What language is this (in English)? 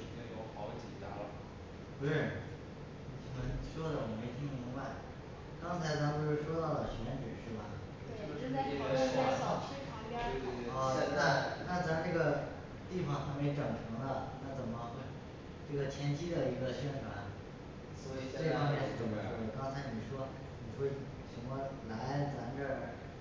Chinese